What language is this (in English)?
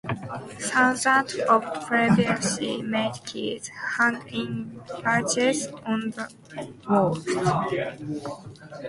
English